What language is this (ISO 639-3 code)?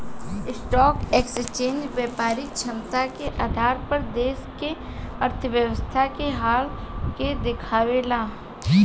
bho